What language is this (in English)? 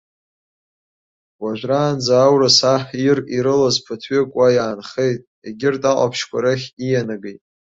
Abkhazian